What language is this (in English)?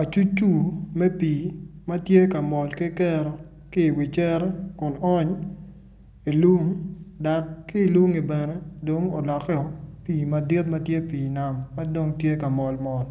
Acoli